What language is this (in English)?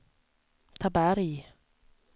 Swedish